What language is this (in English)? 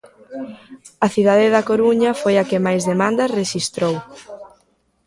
Galician